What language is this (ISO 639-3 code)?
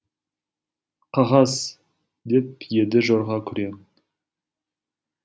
kaz